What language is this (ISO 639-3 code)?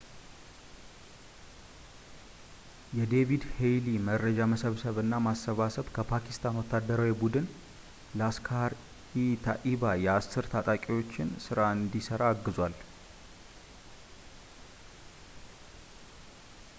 amh